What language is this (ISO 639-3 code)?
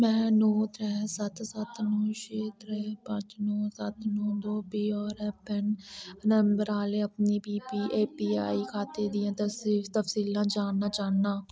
doi